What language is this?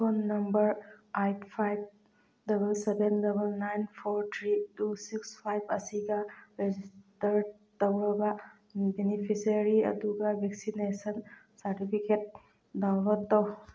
Manipuri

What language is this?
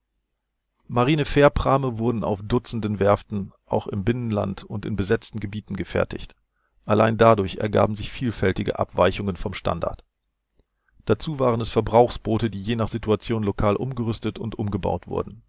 German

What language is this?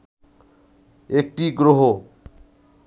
Bangla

